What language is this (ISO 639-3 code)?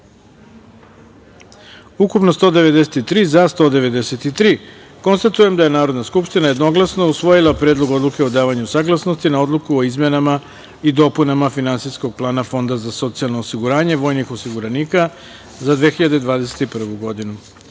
srp